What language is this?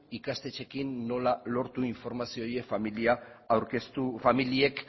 Basque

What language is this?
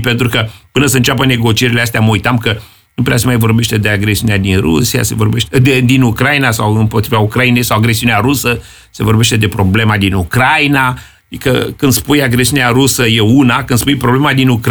Romanian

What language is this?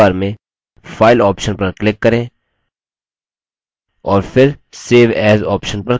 Hindi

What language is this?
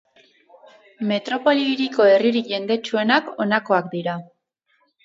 Basque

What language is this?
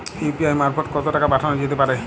Bangla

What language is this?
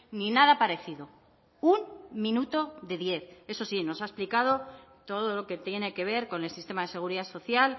Spanish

